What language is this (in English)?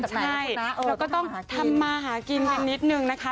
Thai